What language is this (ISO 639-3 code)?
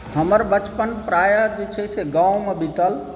mai